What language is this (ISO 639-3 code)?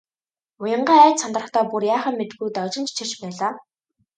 mon